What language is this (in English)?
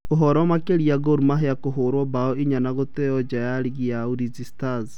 Kikuyu